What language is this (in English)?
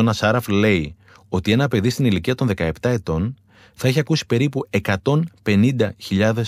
Greek